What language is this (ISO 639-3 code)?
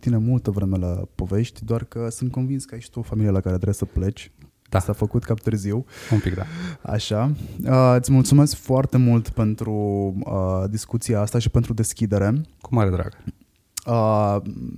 ron